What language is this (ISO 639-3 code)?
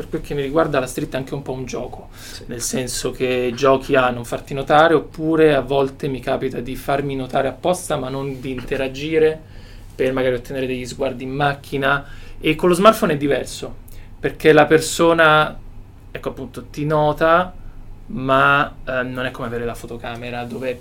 ita